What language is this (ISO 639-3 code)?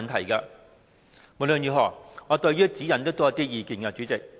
yue